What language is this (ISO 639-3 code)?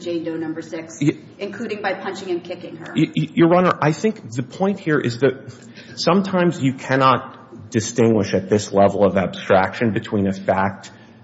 eng